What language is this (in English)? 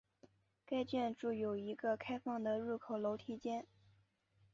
Chinese